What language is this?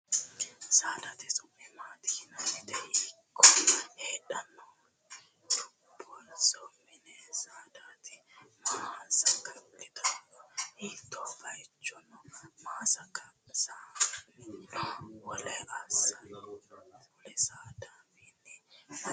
Sidamo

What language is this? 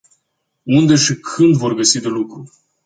Romanian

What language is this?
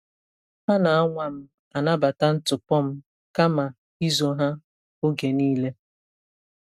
Igbo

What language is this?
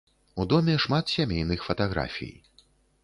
Belarusian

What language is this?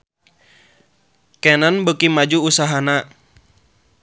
Sundanese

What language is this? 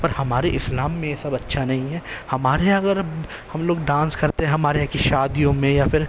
Urdu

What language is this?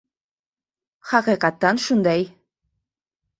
Uzbek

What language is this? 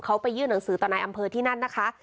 Thai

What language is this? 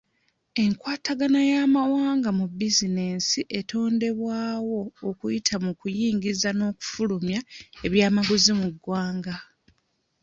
Ganda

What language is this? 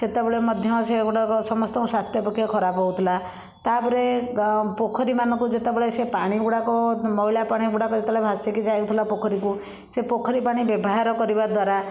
Odia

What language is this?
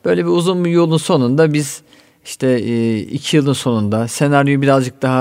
Turkish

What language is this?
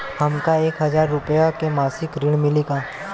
Bhojpuri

